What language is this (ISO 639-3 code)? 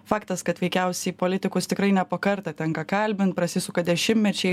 lit